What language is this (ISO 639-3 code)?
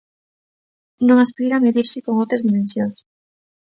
glg